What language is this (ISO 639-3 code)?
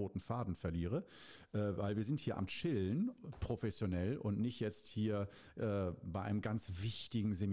deu